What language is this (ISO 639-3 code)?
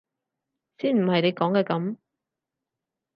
yue